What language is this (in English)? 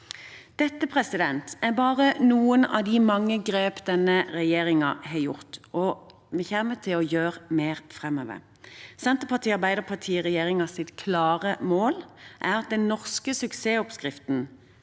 Norwegian